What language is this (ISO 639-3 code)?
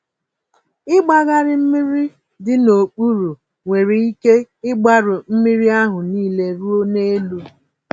ibo